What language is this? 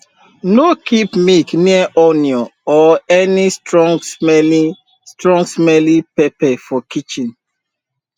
Nigerian Pidgin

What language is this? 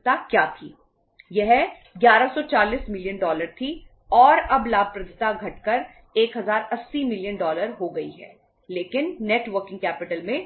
Hindi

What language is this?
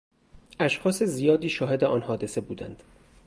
Persian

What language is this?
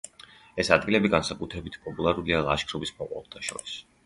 Georgian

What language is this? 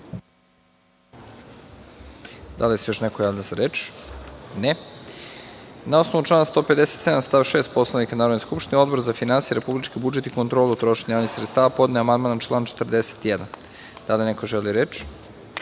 Serbian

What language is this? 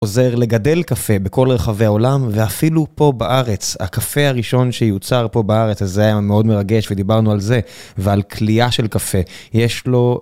Hebrew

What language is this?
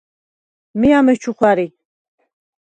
Svan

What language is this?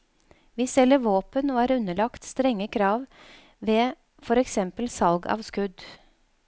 Norwegian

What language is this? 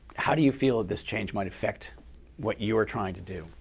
English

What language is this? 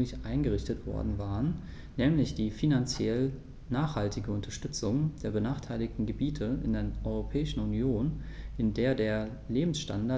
German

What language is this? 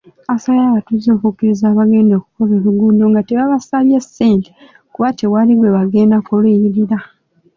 Ganda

